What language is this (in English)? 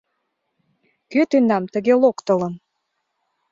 Mari